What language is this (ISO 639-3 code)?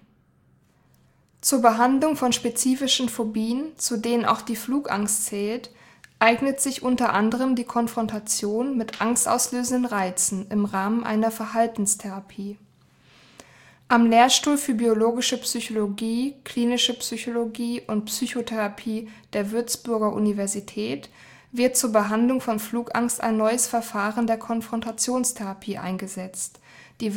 deu